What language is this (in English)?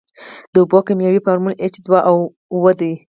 Pashto